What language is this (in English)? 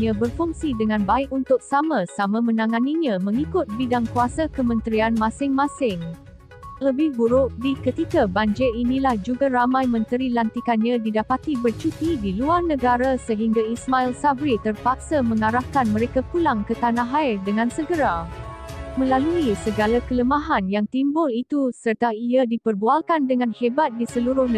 Malay